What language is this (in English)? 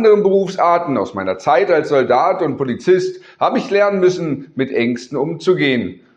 German